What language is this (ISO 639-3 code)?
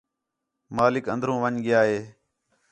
xhe